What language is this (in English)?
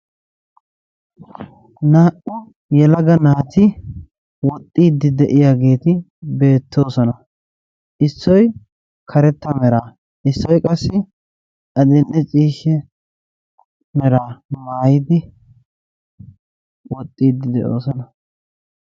Wolaytta